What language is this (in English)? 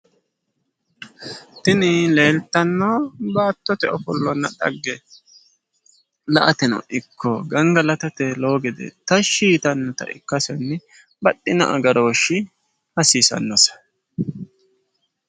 Sidamo